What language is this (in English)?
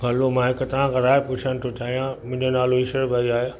Sindhi